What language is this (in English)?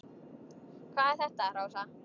Icelandic